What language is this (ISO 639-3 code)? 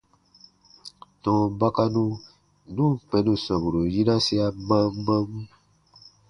bba